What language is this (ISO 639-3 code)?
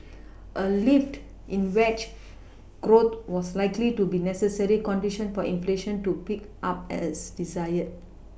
eng